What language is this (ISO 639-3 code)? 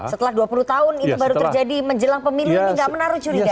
ind